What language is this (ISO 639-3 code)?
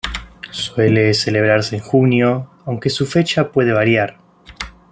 spa